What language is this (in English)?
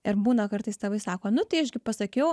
Lithuanian